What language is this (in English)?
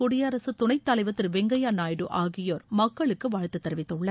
Tamil